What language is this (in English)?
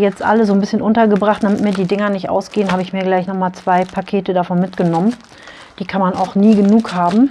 German